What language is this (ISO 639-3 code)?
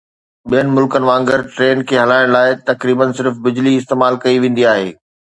snd